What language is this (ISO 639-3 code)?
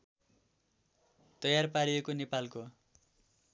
nep